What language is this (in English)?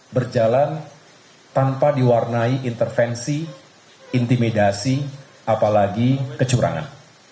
Indonesian